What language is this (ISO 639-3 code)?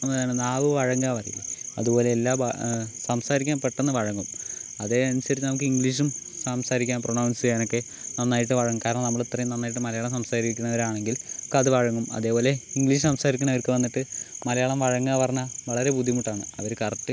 mal